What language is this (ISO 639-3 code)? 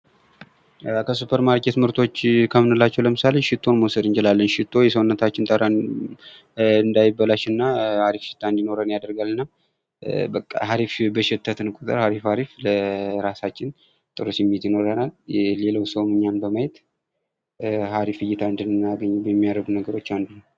amh